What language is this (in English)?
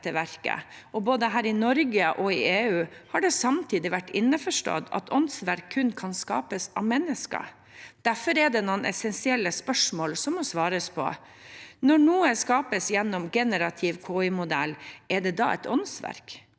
Norwegian